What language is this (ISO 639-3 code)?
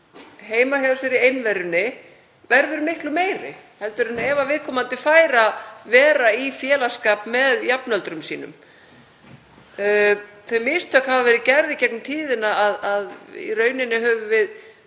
isl